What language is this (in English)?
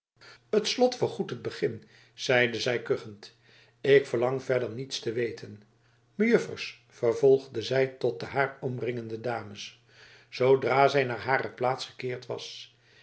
Dutch